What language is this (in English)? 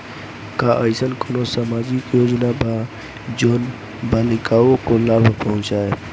Bhojpuri